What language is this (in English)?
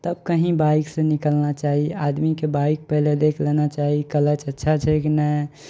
Maithili